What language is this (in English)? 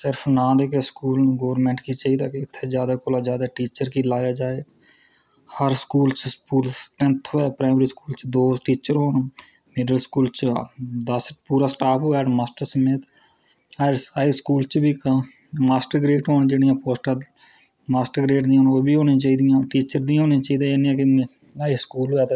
Dogri